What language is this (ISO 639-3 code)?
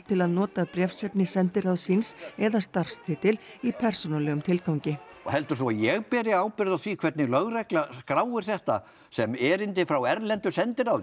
isl